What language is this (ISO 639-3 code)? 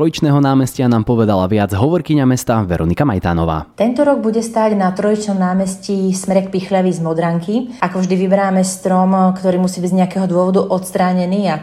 slk